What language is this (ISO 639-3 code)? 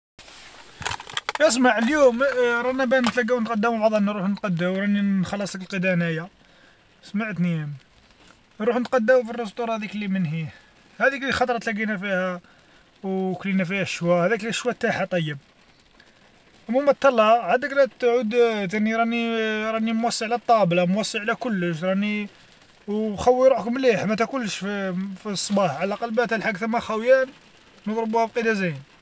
arq